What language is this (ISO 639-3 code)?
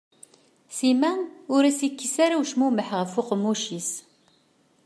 kab